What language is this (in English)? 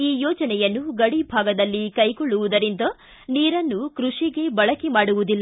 Kannada